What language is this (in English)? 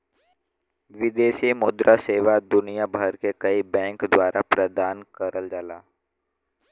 Bhojpuri